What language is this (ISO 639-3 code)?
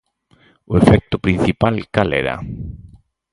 glg